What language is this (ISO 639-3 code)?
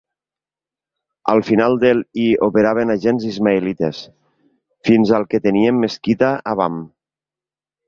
cat